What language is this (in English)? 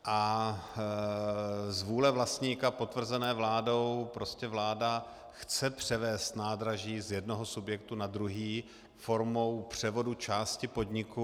Czech